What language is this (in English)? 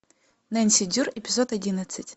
Russian